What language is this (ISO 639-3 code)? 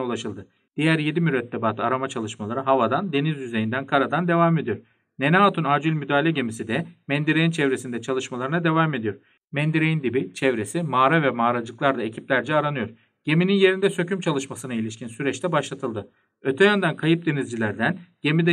tur